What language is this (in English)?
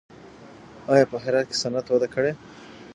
Pashto